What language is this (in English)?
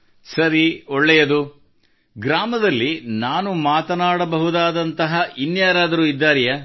Kannada